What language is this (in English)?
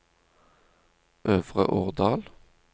Norwegian